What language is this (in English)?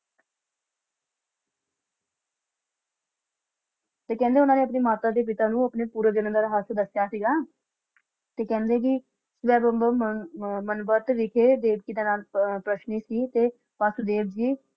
Punjabi